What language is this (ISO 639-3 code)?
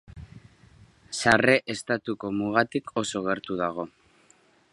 eus